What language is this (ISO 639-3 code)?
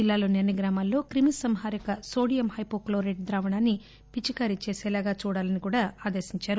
tel